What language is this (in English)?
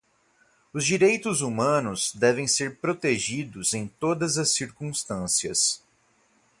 Portuguese